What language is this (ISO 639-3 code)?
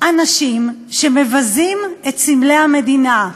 heb